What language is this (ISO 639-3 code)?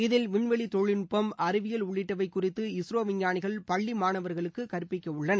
tam